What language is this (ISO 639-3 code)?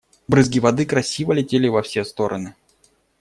rus